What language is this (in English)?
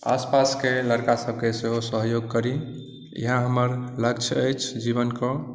Maithili